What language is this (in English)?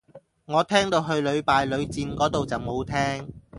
Cantonese